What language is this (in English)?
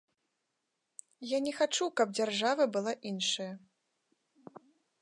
Belarusian